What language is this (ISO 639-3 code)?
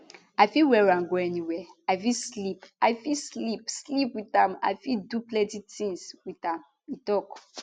pcm